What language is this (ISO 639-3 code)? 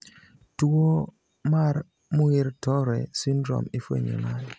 luo